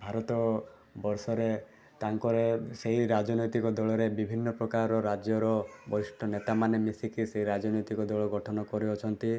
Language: Odia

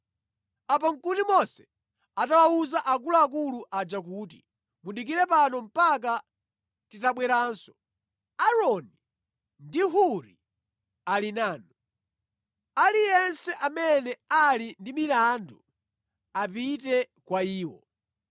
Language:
Nyanja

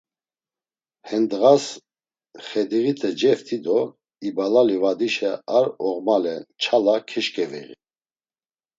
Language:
Laz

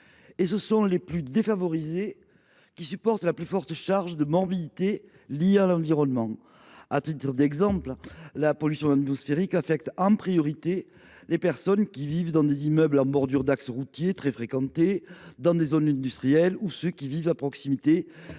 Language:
French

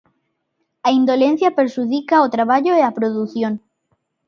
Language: Galician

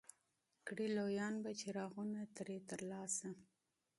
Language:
Pashto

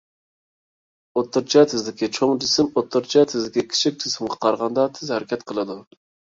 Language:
Uyghur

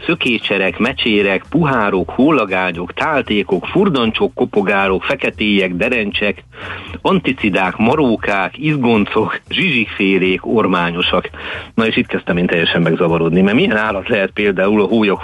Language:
Hungarian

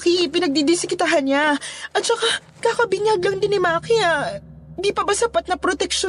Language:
Filipino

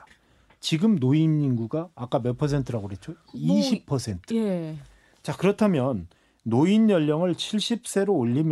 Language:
Korean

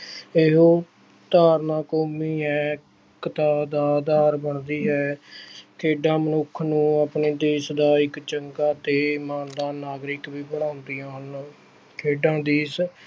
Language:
Punjabi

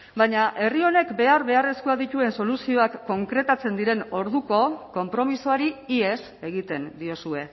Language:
Basque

